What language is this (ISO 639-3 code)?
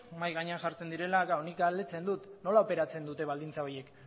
eus